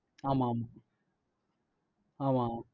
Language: Tamil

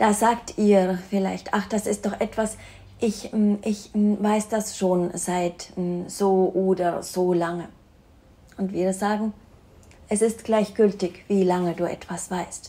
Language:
German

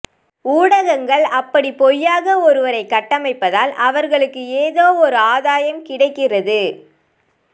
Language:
Tamil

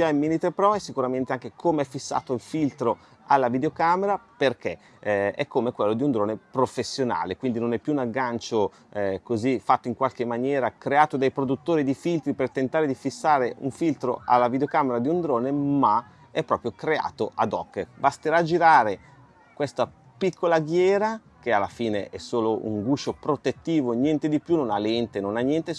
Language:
Italian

